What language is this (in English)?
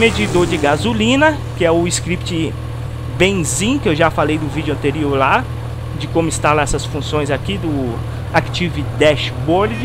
Portuguese